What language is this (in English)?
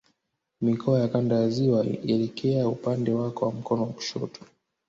Swahili